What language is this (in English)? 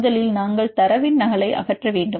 Tamil